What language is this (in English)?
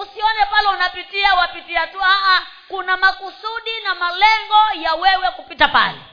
Swahili